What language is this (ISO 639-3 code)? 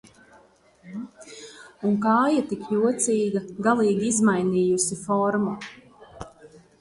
lav